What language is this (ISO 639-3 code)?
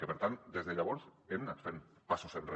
cat